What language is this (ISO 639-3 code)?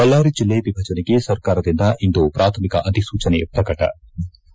kan